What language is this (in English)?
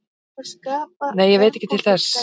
Icelandic